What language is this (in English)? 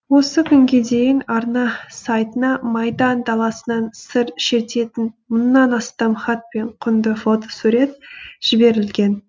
Kazakh